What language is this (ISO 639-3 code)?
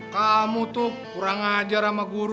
ind